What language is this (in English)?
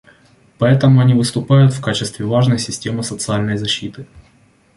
Russian